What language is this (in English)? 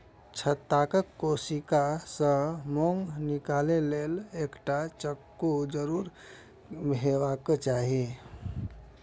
Maithili